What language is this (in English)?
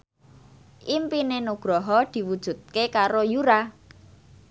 Javanese